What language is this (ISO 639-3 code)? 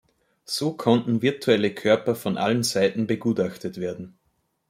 deu